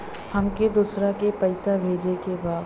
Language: Bhojpuri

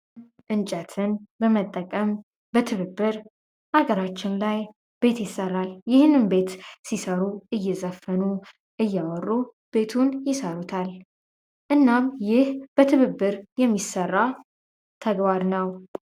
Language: Amharic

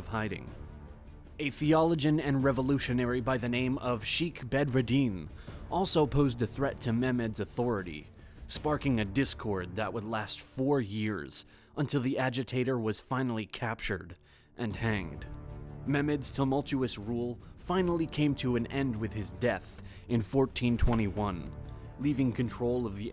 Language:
English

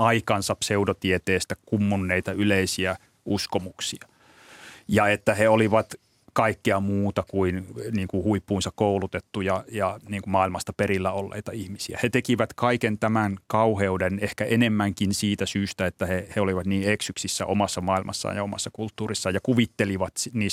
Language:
Finnish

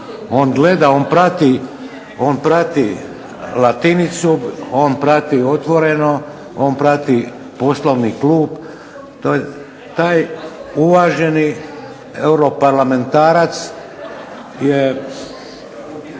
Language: Croatian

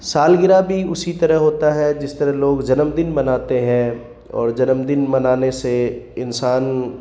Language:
Urdu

